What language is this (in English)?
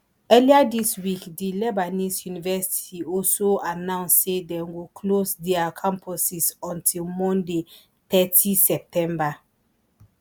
Nigerian Pidgin